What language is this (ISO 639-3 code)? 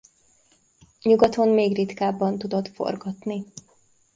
hun